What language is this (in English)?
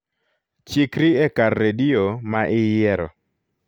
Luo (Kenya and Tanzania)